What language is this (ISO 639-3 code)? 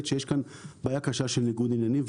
heb